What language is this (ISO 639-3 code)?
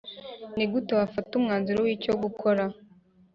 kin